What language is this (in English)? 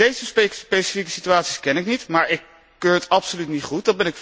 Dutch